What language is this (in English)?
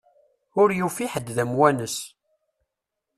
Kabyle